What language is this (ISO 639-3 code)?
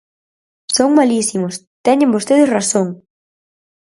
glg